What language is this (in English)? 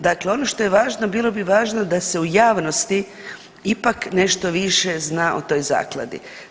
Croatian